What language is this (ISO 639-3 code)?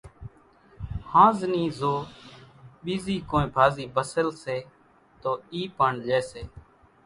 gjk